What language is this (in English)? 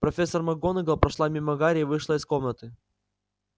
Russian